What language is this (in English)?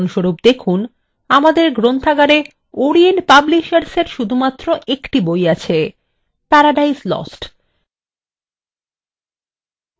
Bangla